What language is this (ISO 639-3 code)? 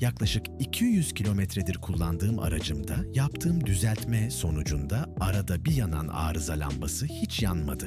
tur